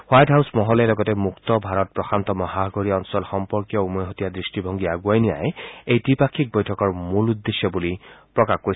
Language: Assamese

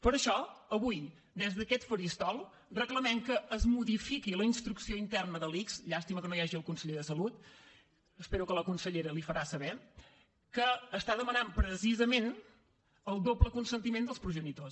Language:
Catalan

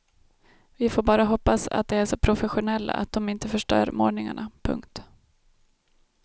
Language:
Swedish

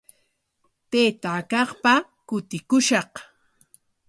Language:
Corongo Ancash Quechua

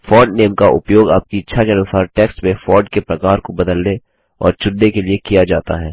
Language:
Hindi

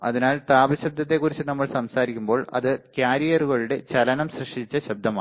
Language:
Malayalam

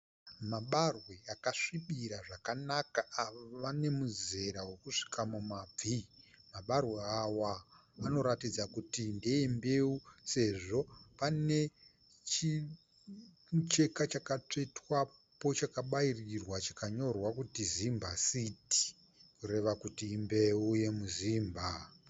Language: Shona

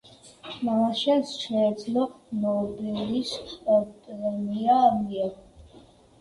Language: Georgian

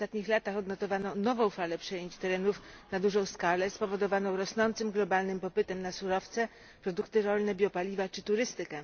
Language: Polish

